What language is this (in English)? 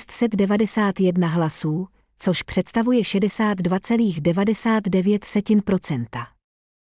Czech